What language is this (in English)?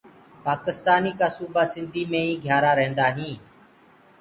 Gurgula